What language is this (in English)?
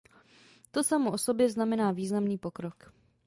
Czech